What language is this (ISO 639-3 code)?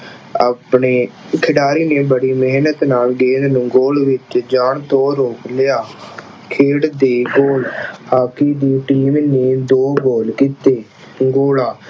pan